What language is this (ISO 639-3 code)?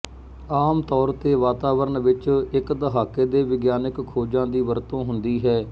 pan